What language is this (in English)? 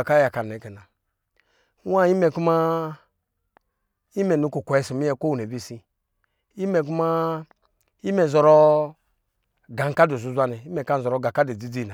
Lijili